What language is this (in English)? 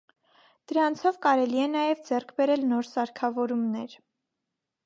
Armenian